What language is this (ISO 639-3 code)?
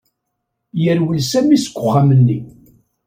kab